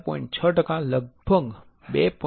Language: Gujarati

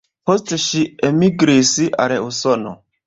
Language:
Esperanto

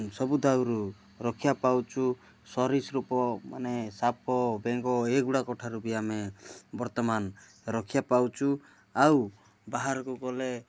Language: Odia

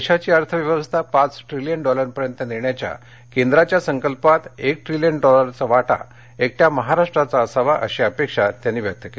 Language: Marathi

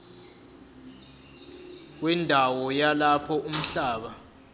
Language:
Zulu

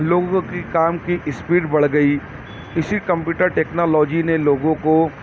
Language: Urdu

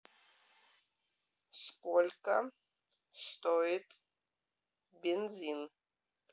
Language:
Russian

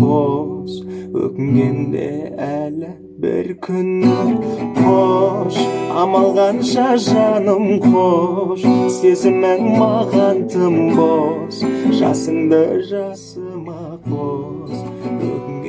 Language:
Kazakh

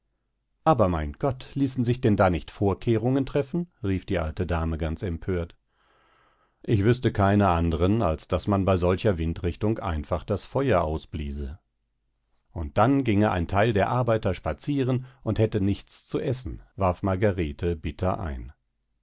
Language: German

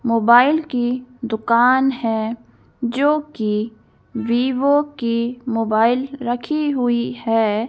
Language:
Hindi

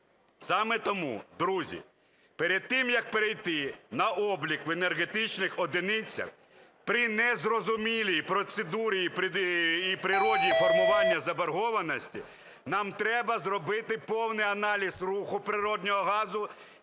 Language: Ukrainian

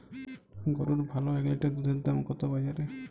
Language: Bangla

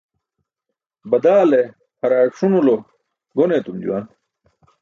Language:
Burushaski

